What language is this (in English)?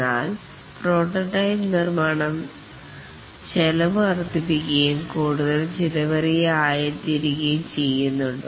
Malayalam